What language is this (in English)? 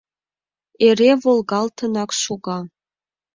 Mari